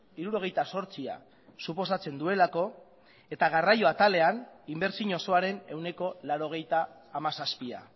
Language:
Basque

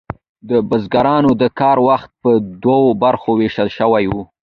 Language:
Pashto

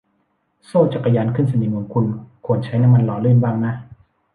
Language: Thai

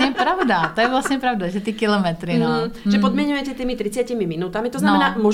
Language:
Czech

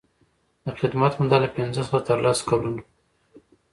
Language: Pashto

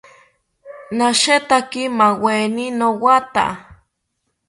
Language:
South Ucayali Ashéninka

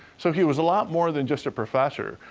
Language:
English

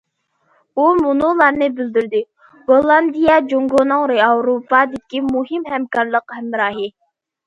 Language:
Uyghur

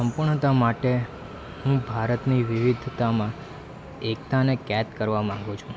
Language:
Gujarati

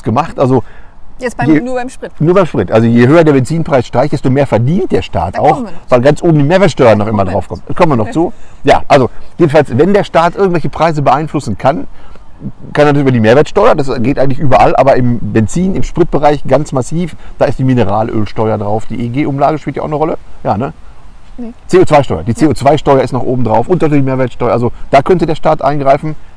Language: German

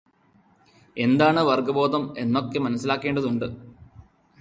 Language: Malayalam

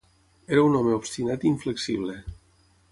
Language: Catalan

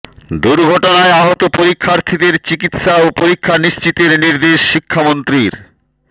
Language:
Bangla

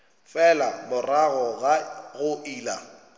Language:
Northern Sotho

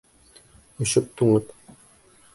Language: Bashkir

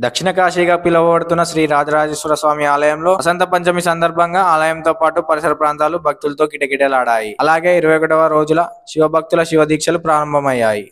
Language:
Telugu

